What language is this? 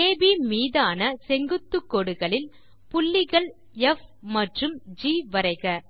Tamil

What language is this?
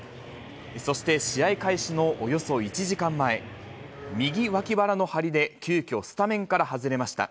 Japanese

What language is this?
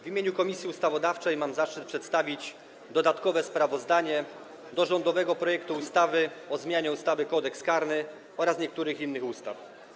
Polish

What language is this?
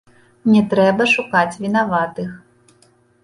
Belarusian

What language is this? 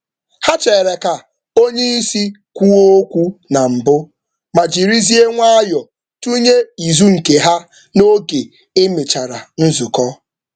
Igbo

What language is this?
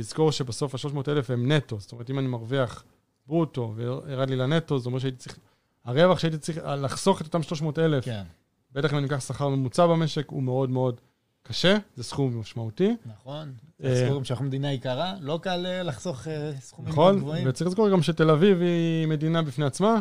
Hebrew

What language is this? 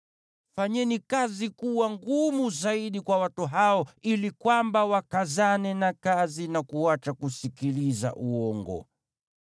Swahili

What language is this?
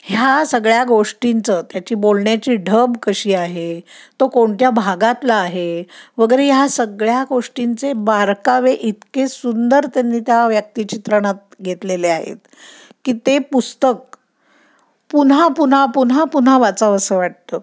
Marathi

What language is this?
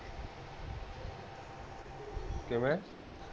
Punjabi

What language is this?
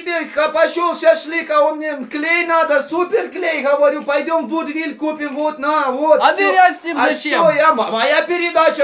Russian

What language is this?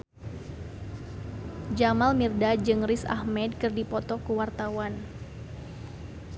Sundanese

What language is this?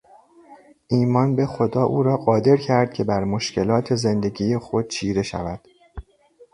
Persian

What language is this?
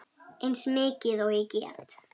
Icelandic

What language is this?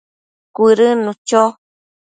Matsés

